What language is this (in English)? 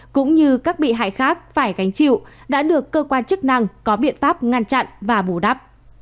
Vietnamese